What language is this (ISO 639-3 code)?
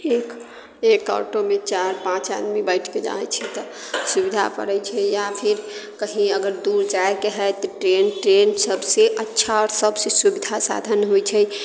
mai